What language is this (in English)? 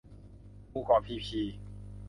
Thai